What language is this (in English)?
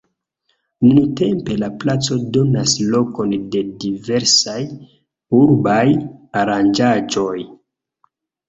Esperanto